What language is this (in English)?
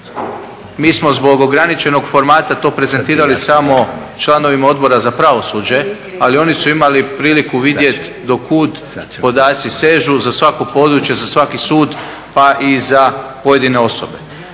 Croatian